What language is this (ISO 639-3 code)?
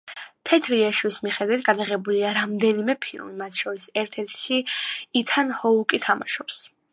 kat